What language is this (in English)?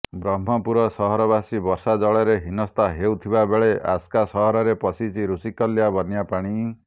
Odia